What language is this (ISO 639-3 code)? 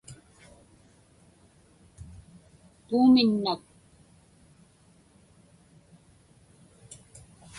ipk